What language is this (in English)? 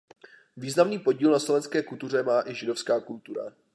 Czech